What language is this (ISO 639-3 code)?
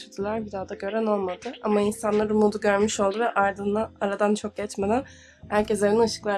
tur